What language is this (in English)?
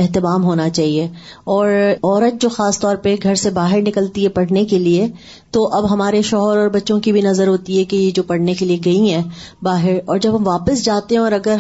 Urdu